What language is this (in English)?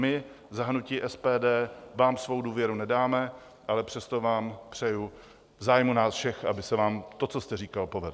Czech